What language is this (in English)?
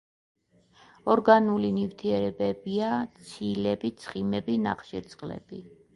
Georgian